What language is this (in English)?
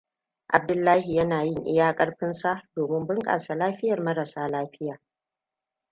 Hausa